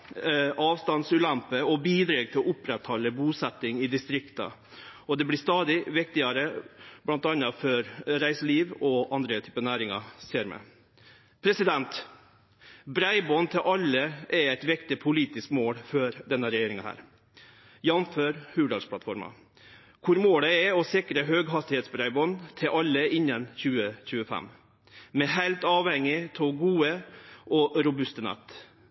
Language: Norwegian Nynorsk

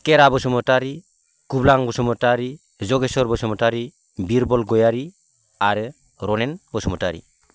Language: Bodo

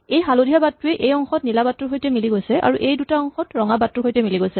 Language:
Assamese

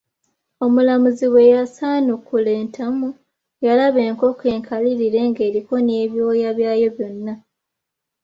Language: Ganda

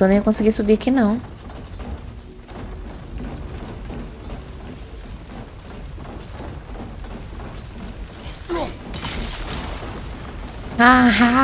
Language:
Portuguese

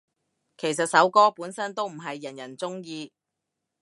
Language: Cantonese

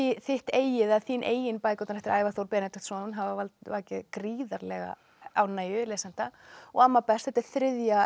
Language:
Icelandic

